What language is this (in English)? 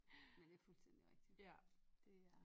Danish